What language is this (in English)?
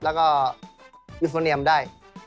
Thai